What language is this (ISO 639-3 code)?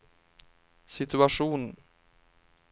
swe